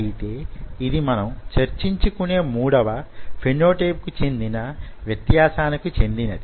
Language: Telugu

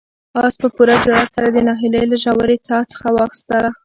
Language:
Pashto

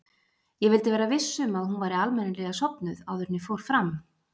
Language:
Icelandic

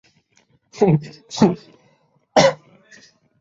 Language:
Bangla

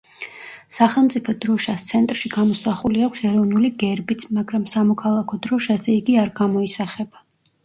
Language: Georgian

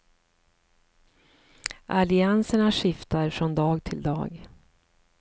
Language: Swedish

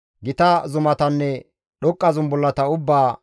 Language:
Gamo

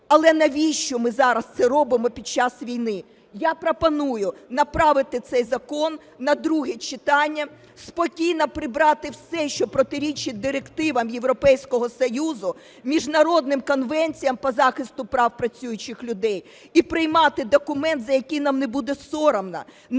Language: Ukrainian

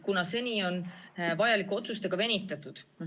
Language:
Estonian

